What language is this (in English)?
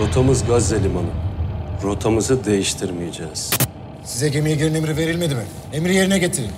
Turkish